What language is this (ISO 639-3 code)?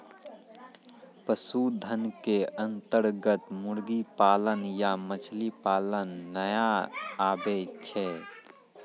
mai